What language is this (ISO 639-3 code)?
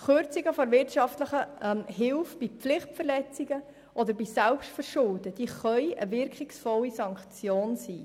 gsw